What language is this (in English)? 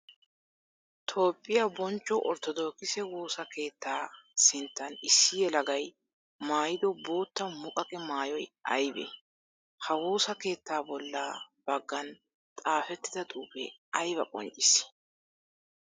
Wolaytta